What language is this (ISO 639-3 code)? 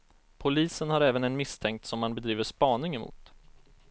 swe